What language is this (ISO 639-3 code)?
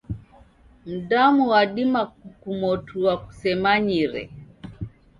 dav